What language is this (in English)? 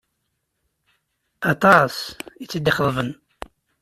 Kabyle